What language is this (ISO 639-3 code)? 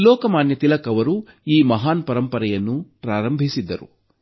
kan